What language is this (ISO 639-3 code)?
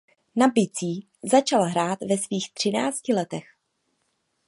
ces